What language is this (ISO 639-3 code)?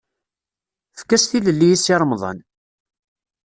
kab